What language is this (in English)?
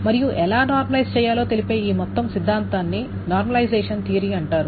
Telugu